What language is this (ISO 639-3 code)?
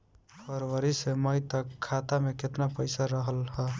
bho